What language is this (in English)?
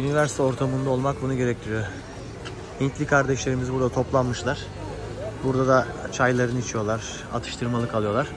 Turkish